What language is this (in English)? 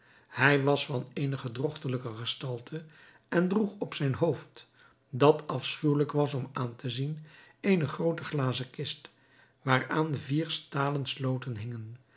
Dutch